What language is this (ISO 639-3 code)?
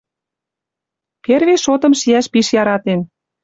mrj